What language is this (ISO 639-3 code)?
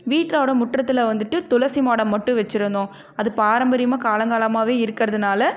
tam